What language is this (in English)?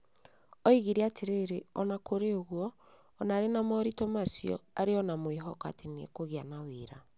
Kikuyu